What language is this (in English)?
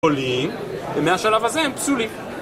Hebrew